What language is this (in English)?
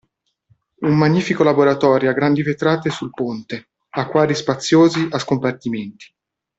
Italian